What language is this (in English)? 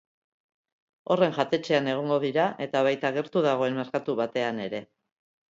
Basque